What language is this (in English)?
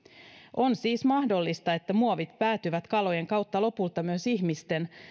Finnish